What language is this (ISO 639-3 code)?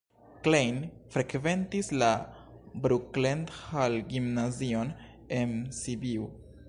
epo